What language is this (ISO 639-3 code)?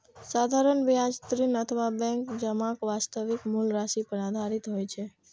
mai